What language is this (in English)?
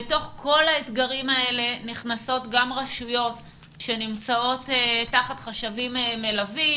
Hebrew